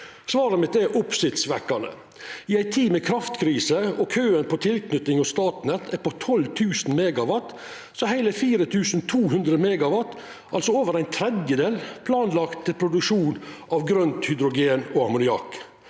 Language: Norwegian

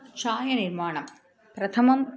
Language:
Sanskrit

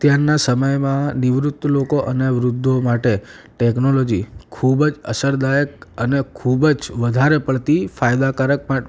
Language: Gujarati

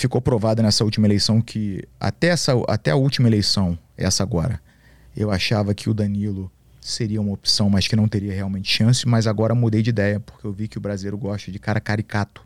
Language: Portuguese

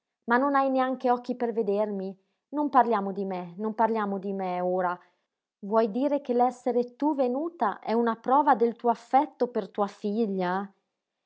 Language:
Italian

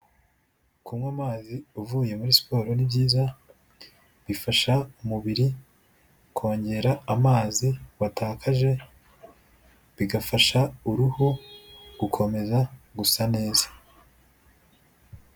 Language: Kinyarwanda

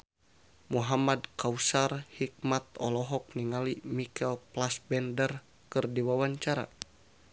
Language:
Sundanese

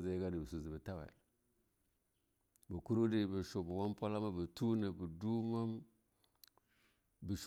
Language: Longuda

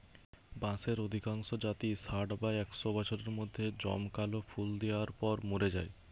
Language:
Bangla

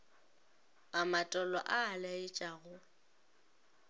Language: Northern Sotho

